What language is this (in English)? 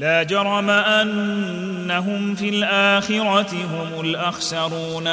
Arabic